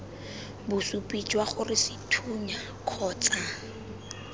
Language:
Tswana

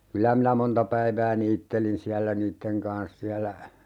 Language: Finnish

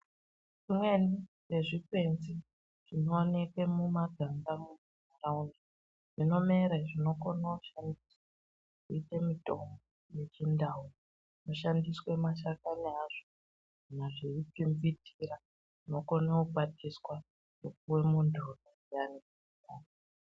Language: Ndau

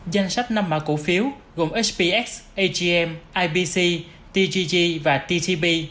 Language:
Vietnamese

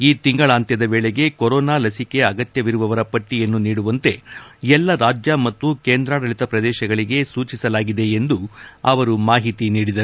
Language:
Kannada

